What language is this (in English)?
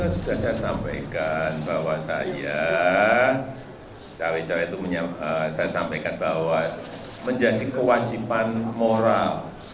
Indonesian